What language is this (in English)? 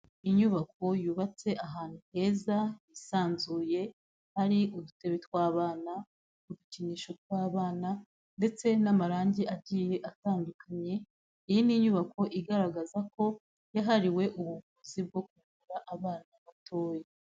Kinyarwanda